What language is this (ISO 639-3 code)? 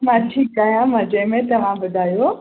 snd